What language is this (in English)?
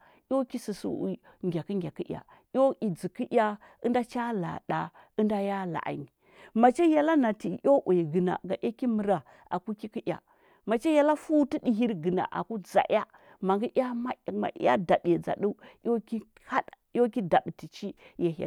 Huba